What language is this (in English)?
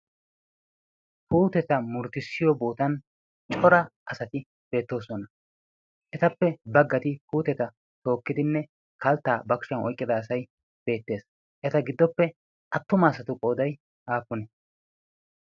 Wolaytta